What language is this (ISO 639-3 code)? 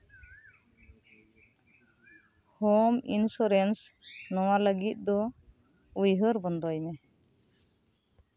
sat